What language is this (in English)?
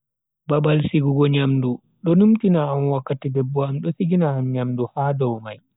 Bagirmi Fulfulde